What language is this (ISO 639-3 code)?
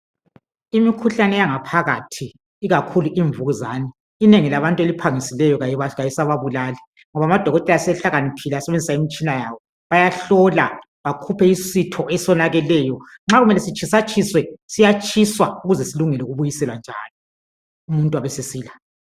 nde